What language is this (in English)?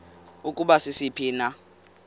Xhosa